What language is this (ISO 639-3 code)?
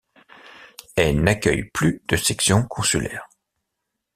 fra